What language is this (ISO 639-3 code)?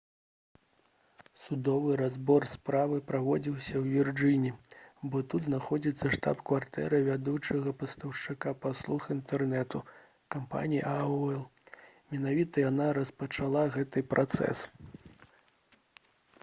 bel